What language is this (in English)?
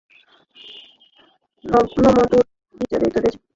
Bangla